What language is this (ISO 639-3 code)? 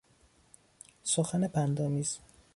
fas